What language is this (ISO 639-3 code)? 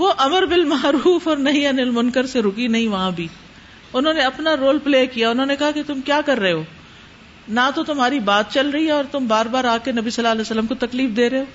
urd